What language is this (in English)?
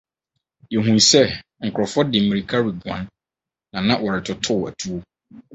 Akan